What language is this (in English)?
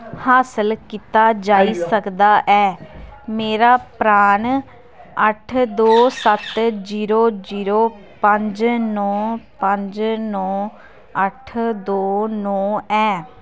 Dogri